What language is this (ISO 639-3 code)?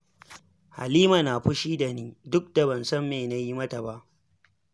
hau